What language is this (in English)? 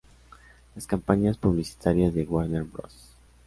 Spanish